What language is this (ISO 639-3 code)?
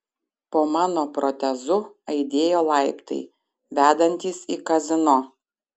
lit